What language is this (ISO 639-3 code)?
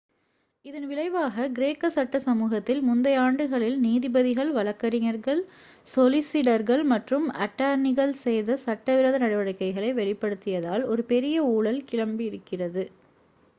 tam